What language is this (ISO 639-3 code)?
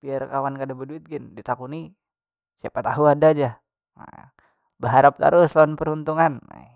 bjn